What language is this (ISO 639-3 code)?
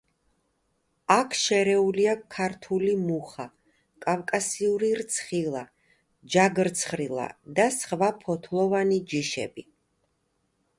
kat